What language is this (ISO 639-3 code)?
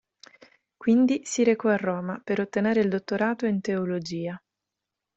ita